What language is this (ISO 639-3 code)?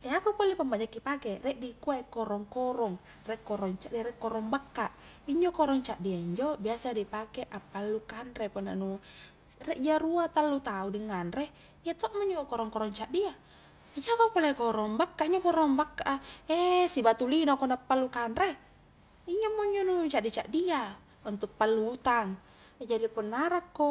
kjk